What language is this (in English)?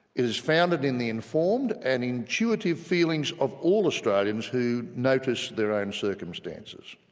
English